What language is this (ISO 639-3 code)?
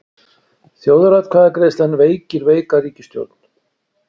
isl